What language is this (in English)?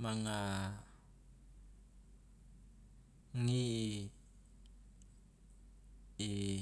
Loloda